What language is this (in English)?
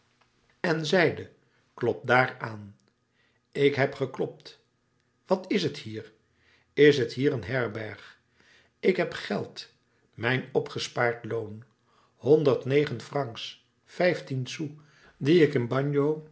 Dutch